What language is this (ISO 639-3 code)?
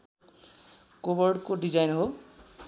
nep